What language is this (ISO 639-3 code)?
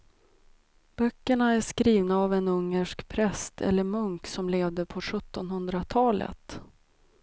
swe